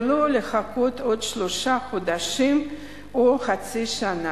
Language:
Hebrew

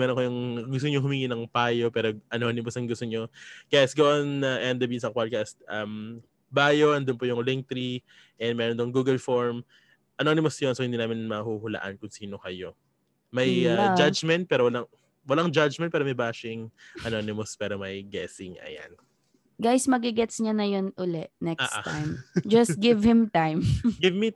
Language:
Filipino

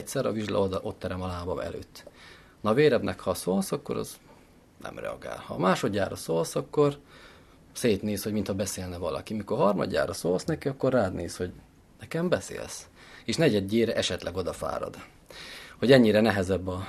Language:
Hungarian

